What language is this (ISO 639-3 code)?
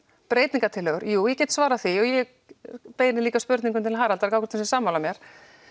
isl